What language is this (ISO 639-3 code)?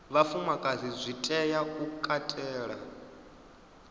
ven